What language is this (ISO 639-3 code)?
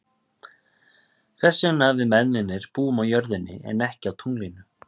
isl